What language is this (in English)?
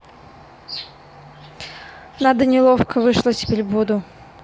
Russian